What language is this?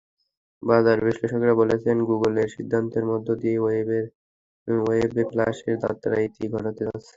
Bangla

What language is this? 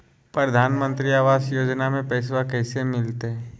Magahi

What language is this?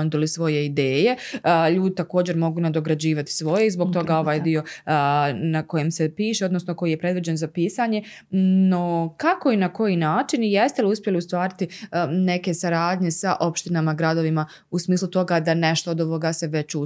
Croatian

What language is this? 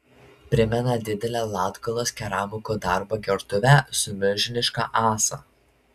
Lithuanian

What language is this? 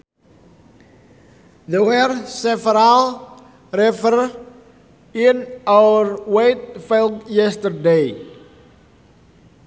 Sundanese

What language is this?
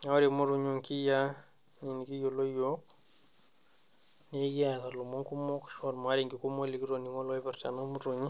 Masai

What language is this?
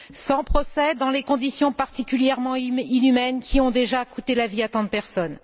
French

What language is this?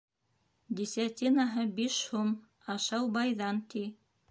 Bashkir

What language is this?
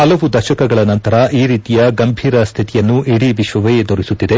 Kannada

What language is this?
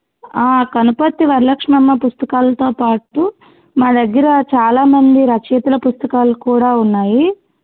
Telugu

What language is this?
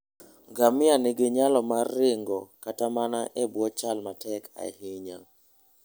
Luo (Kenya and Tanzania)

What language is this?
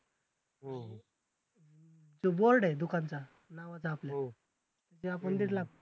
Marathi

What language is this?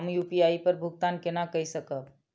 Maithili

